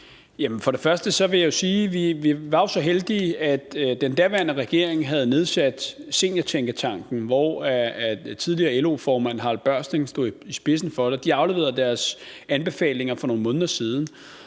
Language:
Danish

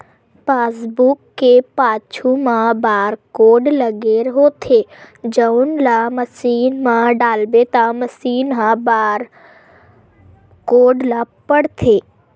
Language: Chhattisgarhi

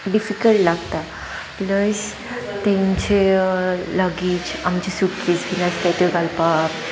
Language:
Konkani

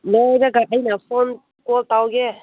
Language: Manipuri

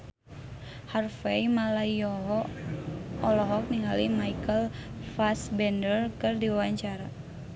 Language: Sundanese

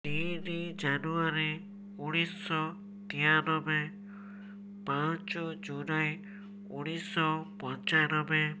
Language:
Odia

